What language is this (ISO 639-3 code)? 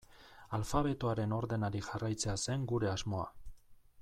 eus